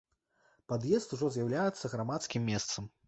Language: Belarusian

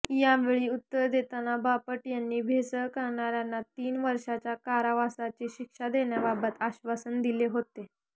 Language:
Marathi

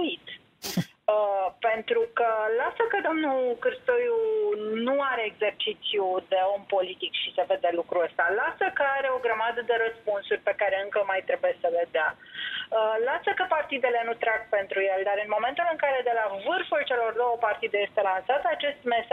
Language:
Romanian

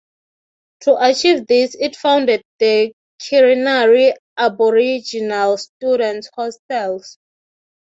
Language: English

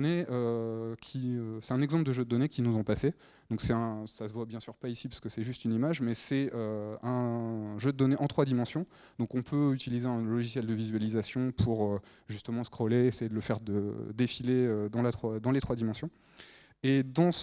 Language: French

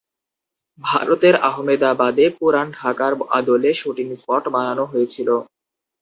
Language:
Bangla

